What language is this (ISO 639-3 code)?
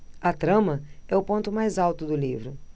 por